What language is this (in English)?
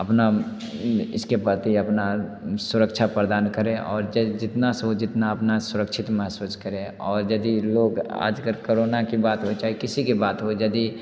Hindi